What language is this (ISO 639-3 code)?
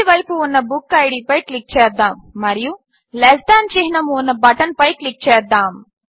tel